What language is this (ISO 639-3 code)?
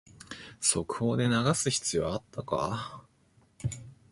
jpn